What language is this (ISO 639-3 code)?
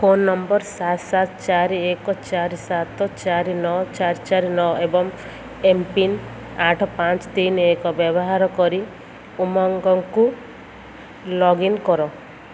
ori